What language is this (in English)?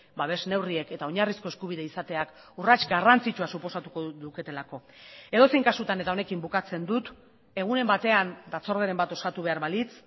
Basque